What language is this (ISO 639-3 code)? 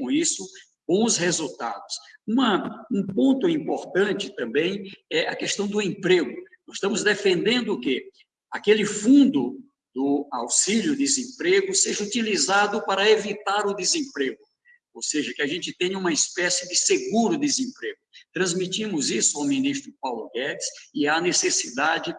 por